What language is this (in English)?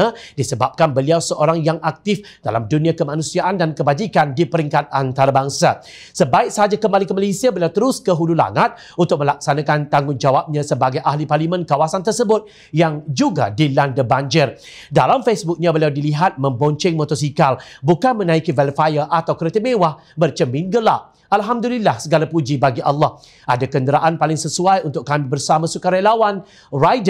Malay